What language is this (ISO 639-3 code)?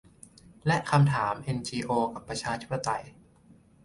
tha